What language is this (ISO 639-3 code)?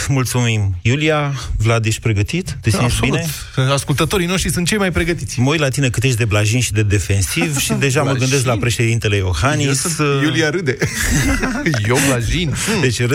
ron